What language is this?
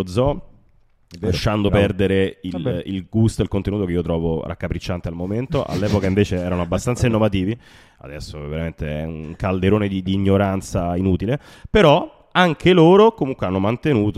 Italian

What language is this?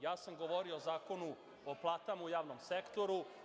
Serbian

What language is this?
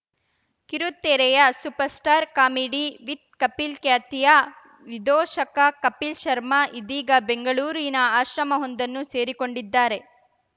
Kannada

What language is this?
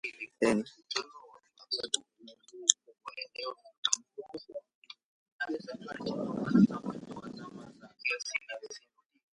Swahili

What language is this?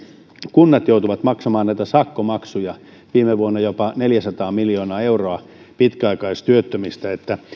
Finnish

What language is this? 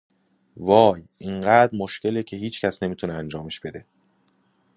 Persian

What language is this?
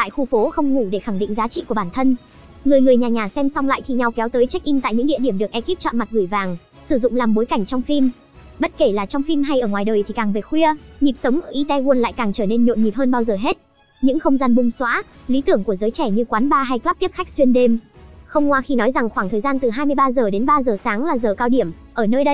Vietnamese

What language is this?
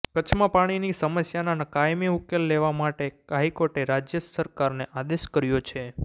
Gujarati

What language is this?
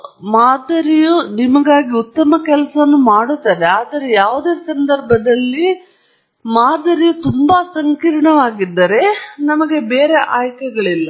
Kannada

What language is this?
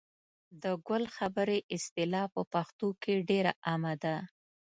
Pashto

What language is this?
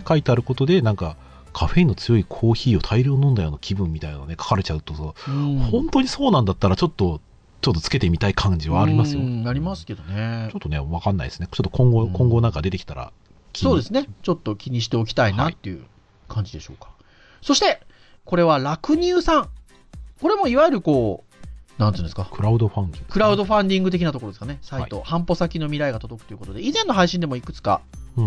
Japanese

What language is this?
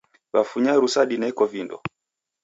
Taita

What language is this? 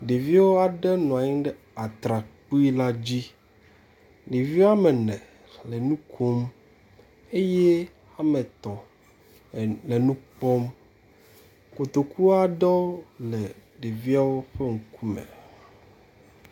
Ewe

